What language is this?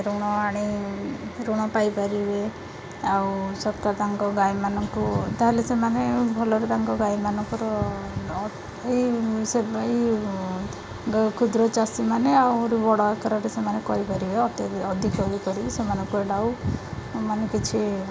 Odia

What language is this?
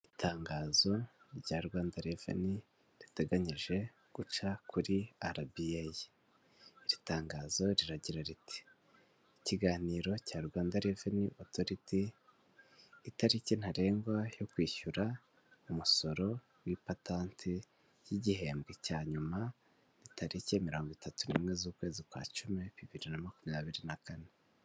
Kinyarwanda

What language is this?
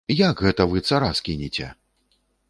Belarusian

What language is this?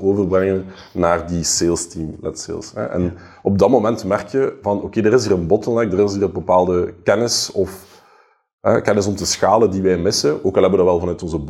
Dutch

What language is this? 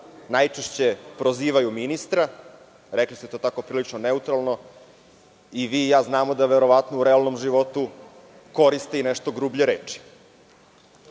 Serbian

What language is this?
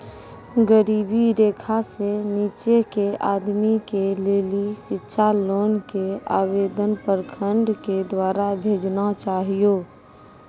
Maithili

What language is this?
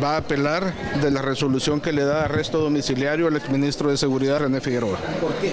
Spanish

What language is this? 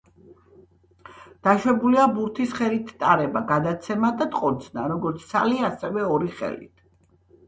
Georgian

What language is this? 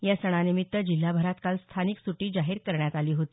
Marathi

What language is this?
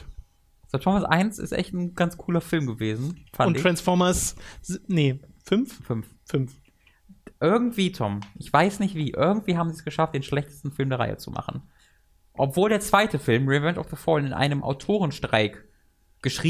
German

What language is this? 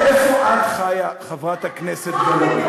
Hebrew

